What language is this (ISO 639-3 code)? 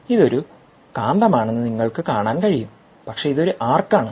mal